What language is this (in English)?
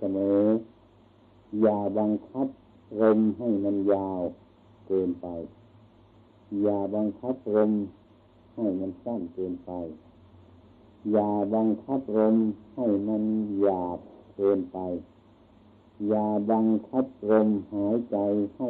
Thai